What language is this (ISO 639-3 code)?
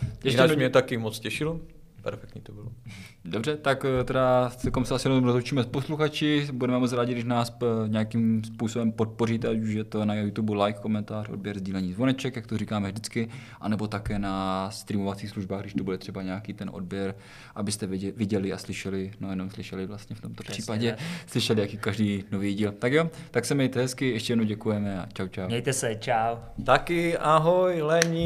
ces